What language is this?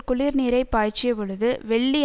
Tamil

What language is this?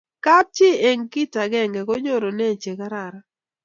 Kalenjin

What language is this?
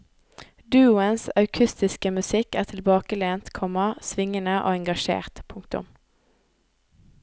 Norwegian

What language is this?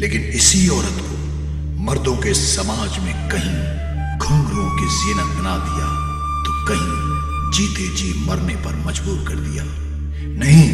Hindi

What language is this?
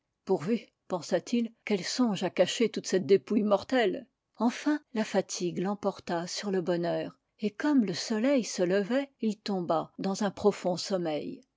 French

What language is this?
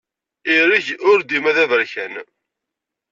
Kabyle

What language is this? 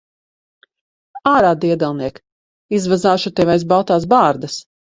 Latvian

